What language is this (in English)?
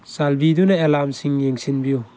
Manipuri